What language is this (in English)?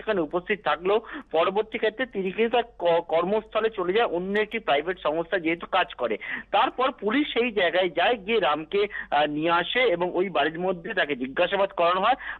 Bangla